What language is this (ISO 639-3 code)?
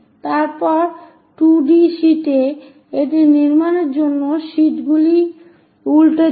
ben